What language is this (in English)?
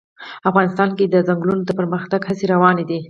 Pashto